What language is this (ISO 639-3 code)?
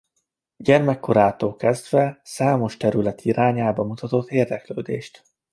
hun